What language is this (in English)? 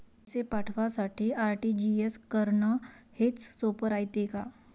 Marathi